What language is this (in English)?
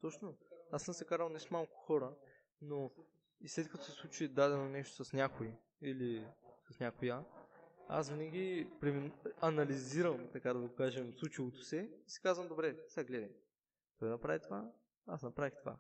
Bulgarian